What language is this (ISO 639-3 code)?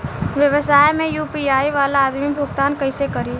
bho